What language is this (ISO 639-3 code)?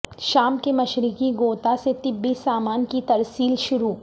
urd